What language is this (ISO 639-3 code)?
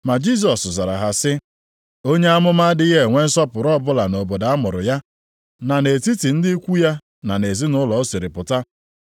ibo